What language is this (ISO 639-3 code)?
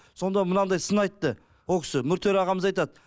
kaz